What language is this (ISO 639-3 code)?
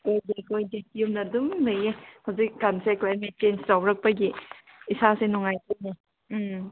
mni